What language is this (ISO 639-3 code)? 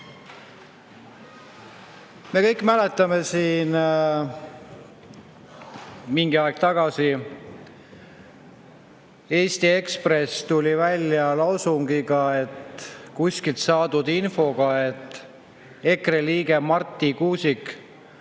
est